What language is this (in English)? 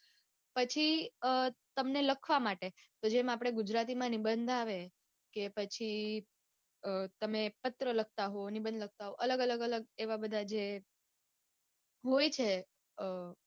Gujarati